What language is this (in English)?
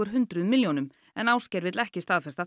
Icelandic